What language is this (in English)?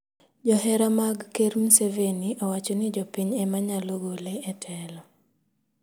Luo (Kenya and Tanzania)